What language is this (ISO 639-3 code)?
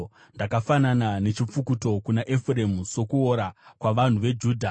sna